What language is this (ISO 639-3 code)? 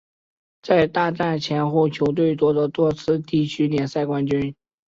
zho